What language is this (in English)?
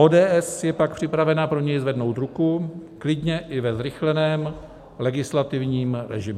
Czech